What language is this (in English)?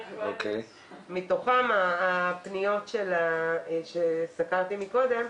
Hebrew